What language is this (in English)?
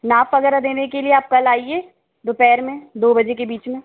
Hindi